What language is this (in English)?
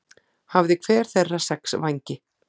Icelandic